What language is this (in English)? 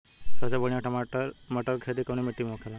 Bhojpuri